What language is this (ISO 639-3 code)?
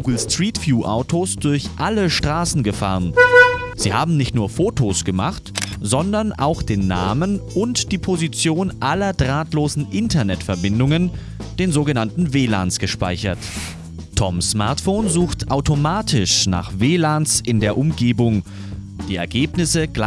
deu